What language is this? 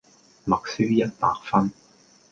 Cantonese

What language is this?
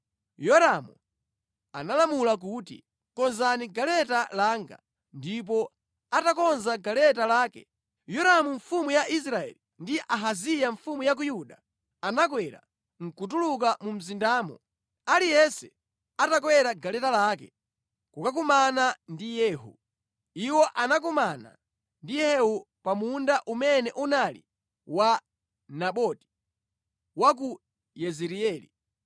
Nyanja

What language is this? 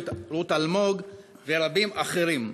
Hebrew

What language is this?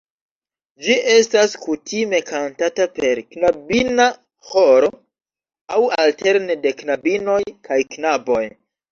Esperanto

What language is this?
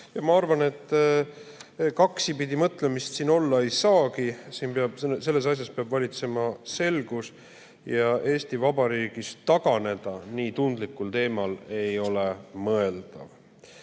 Estonian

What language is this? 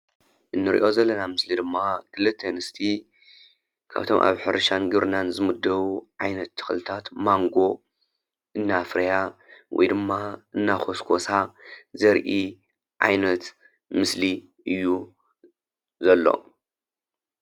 Tigrinya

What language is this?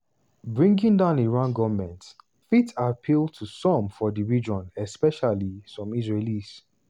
Nigerian Pidgin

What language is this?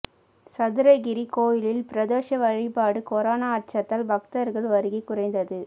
Tamil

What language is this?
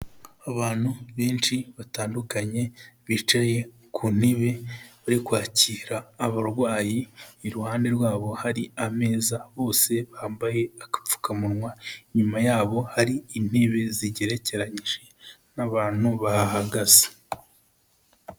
Kinyarwanda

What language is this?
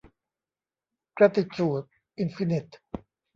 Thai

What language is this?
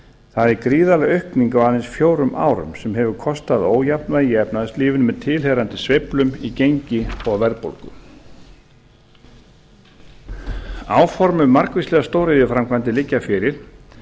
Icelandic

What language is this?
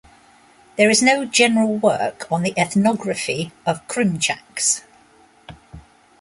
English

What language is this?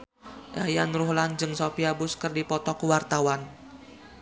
Sundanese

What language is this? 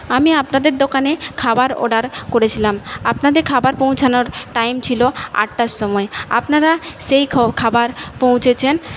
Bangla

